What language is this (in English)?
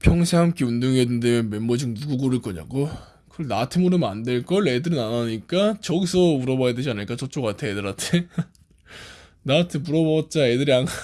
Korean